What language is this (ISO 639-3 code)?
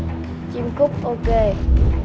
vie